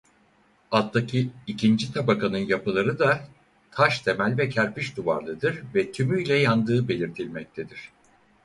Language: Turkish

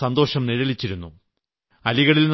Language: Malayalam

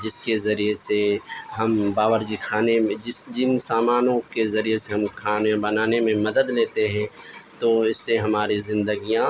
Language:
Urdu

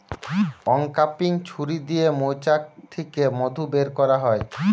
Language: Bangla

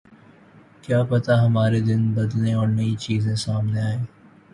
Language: Urdu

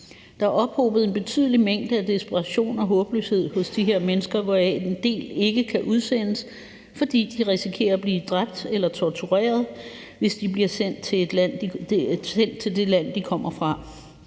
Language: Danish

